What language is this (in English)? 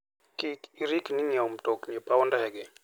Luo (Kenya and Tanzania)